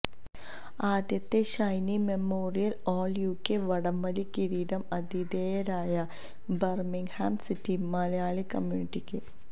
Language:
Malayalam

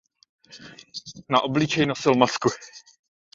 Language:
Czech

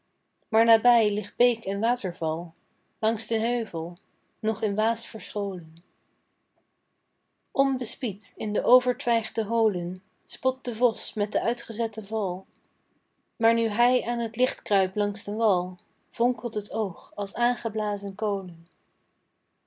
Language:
Dutch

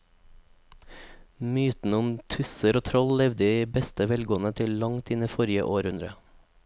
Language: Norwegian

